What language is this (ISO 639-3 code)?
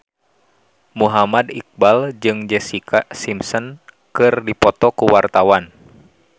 sun